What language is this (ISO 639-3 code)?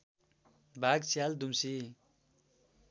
nep